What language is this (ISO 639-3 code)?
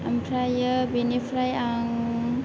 brx